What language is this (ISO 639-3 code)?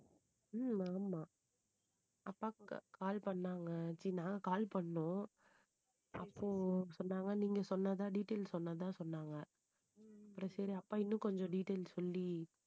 tam